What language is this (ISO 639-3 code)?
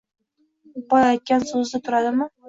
uzb